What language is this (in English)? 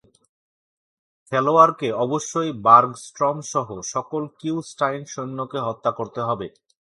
Bangla